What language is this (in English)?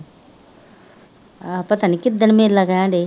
Punjabi